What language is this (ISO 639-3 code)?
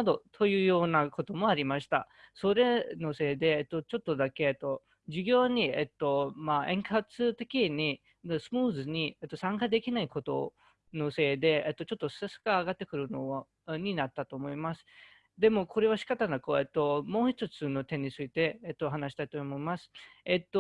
jpn